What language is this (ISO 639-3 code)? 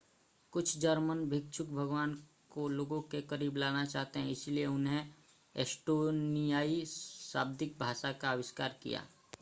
hin